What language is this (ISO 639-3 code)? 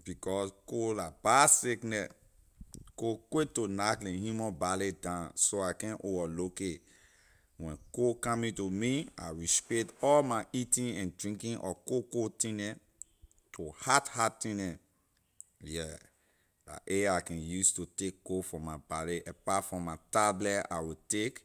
lir